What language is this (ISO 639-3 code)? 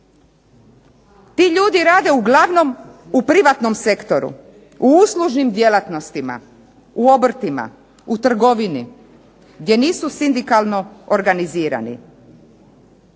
hrv